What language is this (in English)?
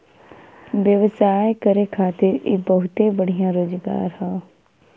Bhojpuri